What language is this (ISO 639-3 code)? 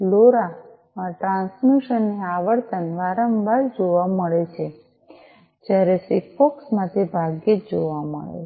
guj